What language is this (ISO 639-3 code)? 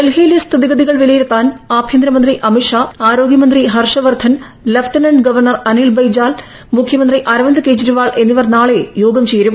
mal